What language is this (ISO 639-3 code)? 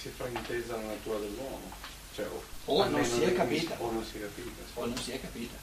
ita